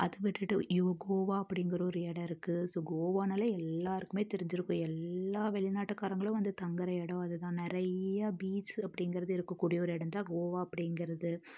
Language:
Tamil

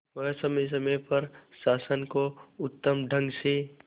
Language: Hindi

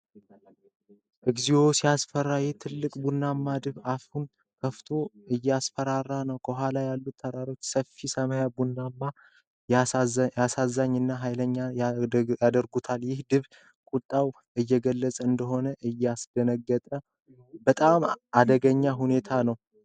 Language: Amharic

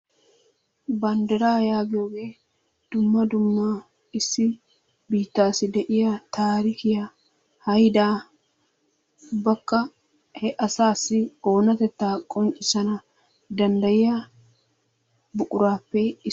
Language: Wolaytta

